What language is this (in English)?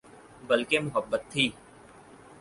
Urdu